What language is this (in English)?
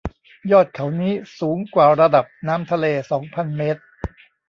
Thai